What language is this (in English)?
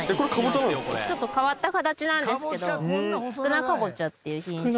Japanese